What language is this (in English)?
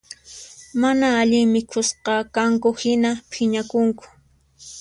Puno Quechua